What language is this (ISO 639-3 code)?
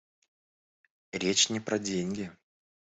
rus